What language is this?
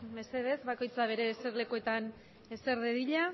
Basque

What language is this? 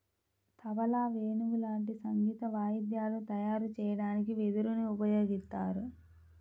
Telugu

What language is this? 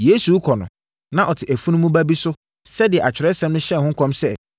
Akan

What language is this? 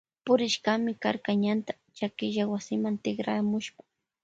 Loja Highland Quichua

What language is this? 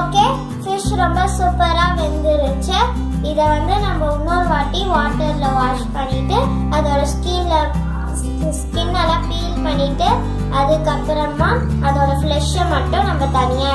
Indonesian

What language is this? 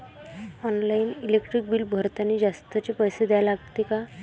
Marathi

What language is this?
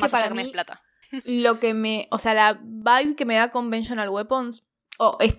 Spanish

